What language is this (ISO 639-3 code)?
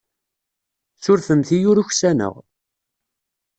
kab